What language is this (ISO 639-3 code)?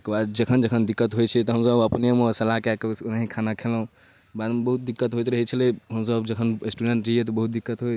mai